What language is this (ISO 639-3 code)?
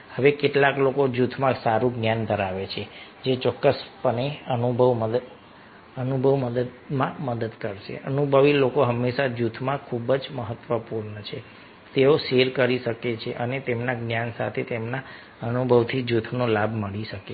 guj